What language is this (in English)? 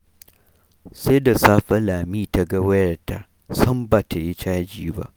Hausa